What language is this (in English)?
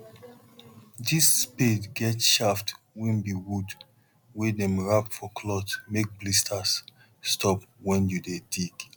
Nigerian Pidgin